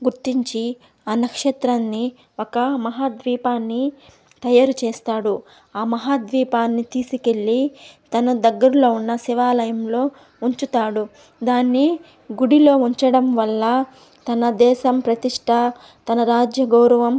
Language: Telugu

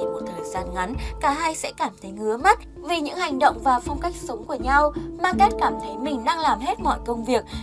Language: Vietnamese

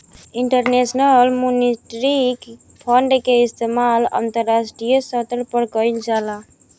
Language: Bhojpuri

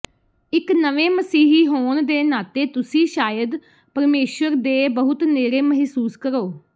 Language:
Punjabi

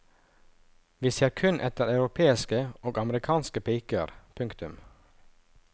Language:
Norwegian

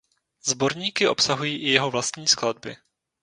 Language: Czech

